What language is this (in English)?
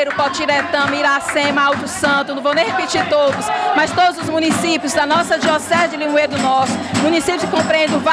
Portuguese